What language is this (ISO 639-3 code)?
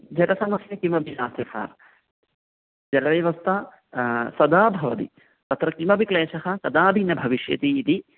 san